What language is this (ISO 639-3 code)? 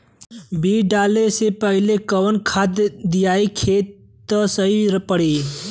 bho